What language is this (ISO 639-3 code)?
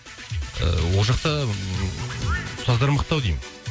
kaz